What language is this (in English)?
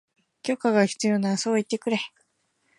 Japanese